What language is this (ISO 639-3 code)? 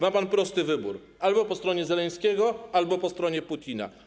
pol